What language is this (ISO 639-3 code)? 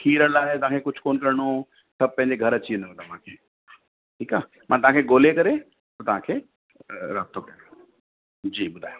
snd